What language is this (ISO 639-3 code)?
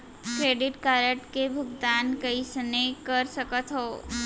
hne